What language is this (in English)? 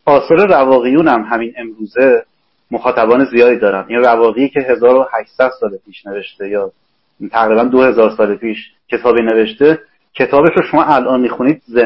Persian